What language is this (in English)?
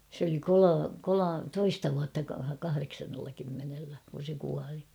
Finnish